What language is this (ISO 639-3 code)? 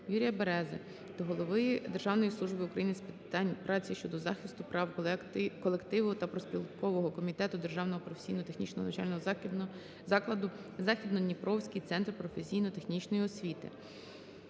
ukr